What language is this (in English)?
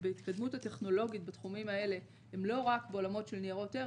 Hebrew